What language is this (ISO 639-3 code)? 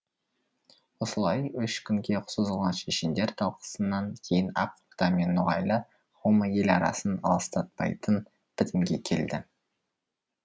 kaz